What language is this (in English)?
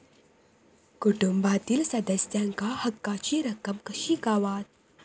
Marathi